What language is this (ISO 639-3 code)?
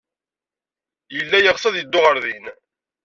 kab